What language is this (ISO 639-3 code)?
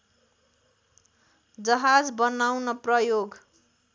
nep